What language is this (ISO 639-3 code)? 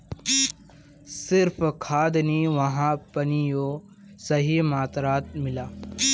mag